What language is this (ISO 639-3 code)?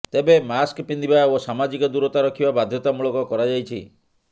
ori